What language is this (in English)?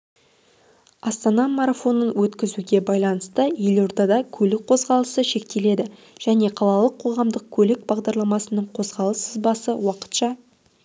Kazakh